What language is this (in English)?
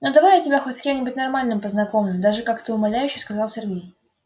Russian